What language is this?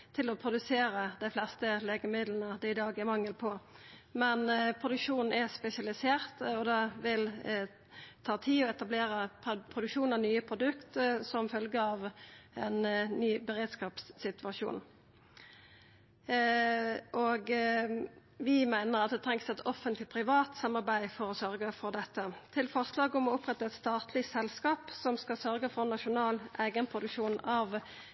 Norwegian Nynorsk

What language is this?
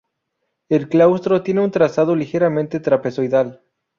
Spanish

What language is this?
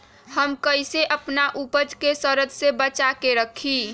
Magahi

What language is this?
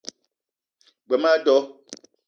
Eton (Cameroon)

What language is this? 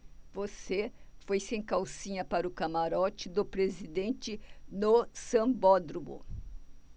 Portuguese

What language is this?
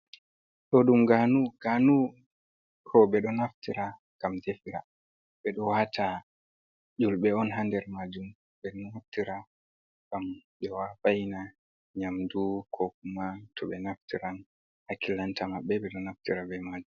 Fula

